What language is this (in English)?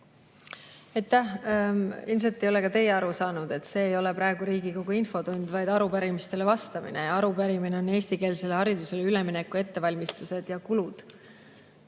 Estonian